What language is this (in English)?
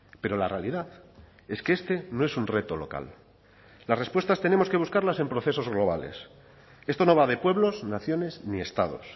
Spanish